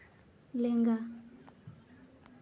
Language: Santali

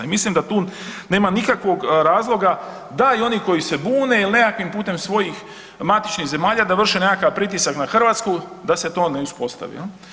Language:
Croatian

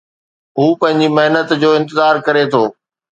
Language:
Sindhi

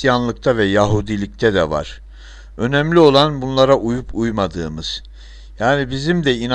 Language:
Turkish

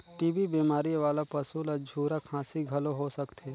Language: Chhattisgarhi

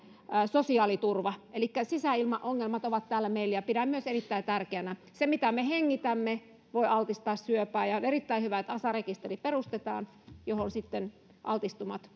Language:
Finnish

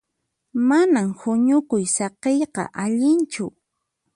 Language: Puno Quechua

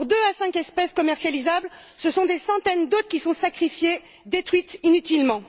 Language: French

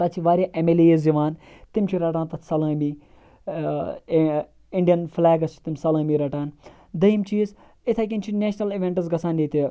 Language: Kashmiri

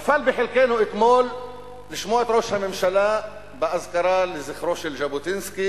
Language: Hebrew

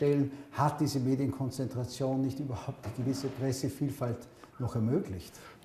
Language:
German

